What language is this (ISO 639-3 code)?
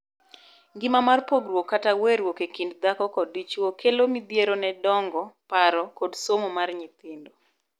luo